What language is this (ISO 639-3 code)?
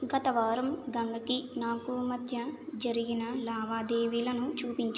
tel